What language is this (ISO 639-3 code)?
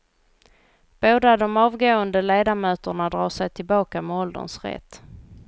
swe